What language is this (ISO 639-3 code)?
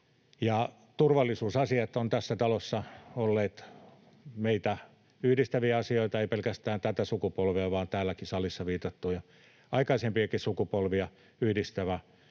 fin